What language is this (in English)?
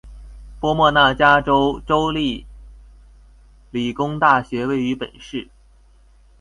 Chinese